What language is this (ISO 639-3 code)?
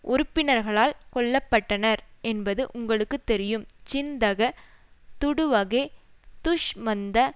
tam